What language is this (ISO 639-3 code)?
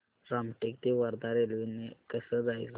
mar